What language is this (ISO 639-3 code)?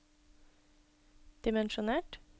nor